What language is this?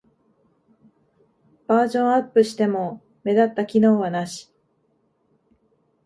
Japanese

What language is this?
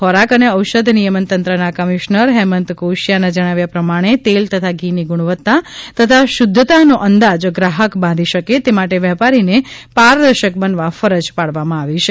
Gujarati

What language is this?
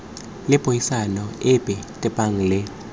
Tswana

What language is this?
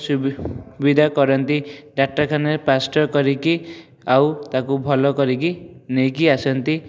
Odia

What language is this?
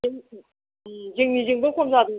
Bodo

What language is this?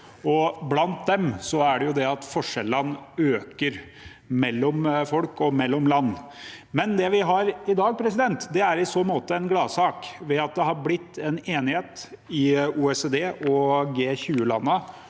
Norwegian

